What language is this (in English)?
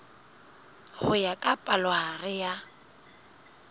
Southern Sotho